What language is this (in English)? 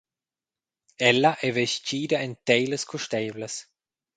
Romansh